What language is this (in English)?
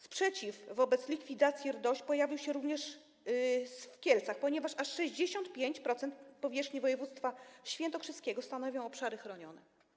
Polish